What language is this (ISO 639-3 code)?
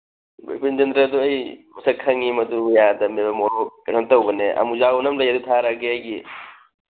mni